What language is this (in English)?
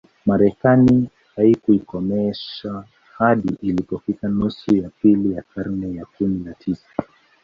Swahili